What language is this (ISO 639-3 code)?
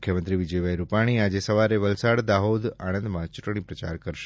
guj